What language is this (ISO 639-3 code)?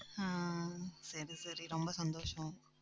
tam